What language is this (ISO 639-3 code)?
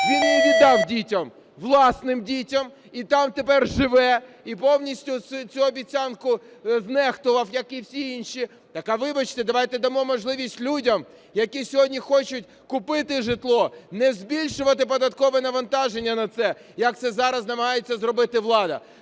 ukr